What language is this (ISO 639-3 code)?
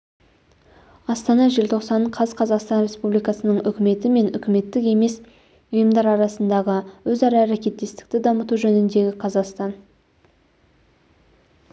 kaz